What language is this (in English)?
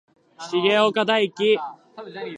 Japanese